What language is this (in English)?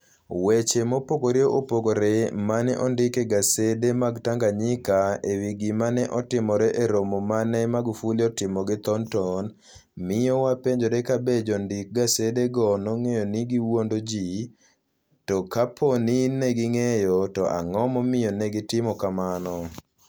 Luo (Kenya and Tanzania)